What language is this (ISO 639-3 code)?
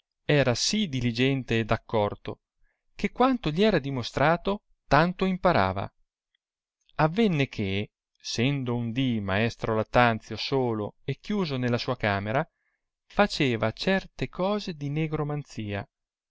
ita